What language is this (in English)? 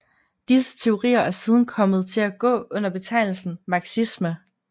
Danish